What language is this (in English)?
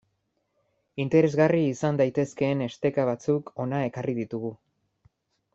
Basque